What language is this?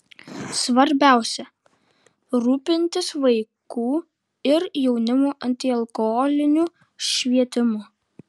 Lithuanian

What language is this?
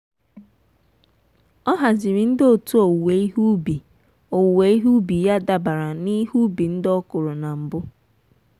Igbo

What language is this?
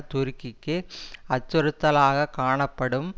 Tamil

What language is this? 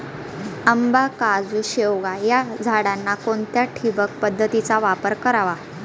Marathi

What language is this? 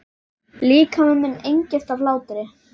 Icelandic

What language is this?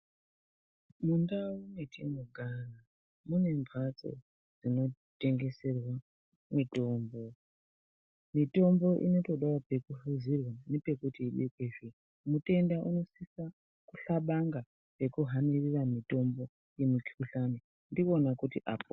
Ndau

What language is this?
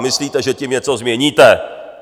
Czech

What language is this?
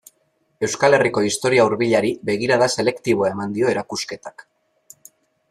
Basque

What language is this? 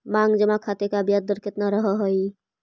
Magahi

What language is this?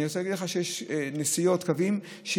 Hebrew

